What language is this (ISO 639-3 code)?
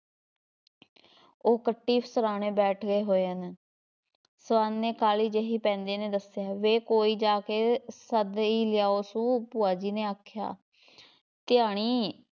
pan